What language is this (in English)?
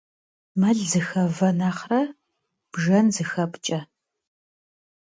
Kabardian